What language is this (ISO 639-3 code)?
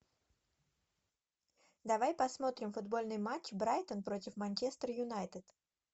rus